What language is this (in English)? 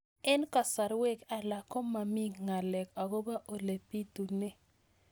Kalenjin